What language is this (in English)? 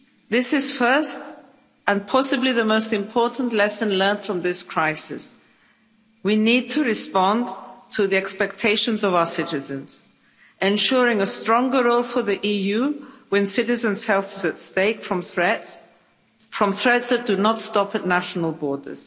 English